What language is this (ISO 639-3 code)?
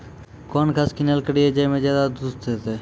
mai